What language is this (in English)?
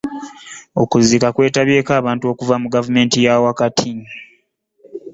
Ganda